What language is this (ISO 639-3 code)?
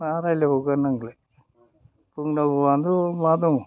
brx